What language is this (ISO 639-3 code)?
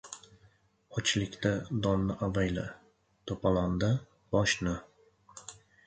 uzb